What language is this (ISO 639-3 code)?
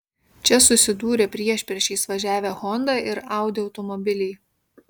lit